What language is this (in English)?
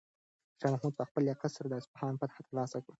Pashto